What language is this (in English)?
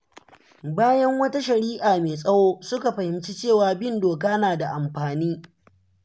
Hausa